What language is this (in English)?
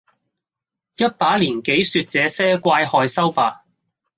Cantonese